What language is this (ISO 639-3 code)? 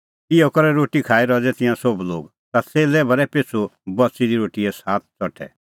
kfx